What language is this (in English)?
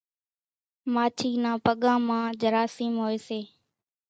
Kachi Koli